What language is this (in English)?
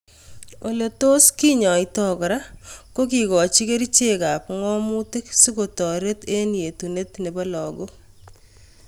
Kalenjin